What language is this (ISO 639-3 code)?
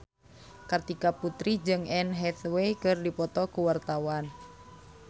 sun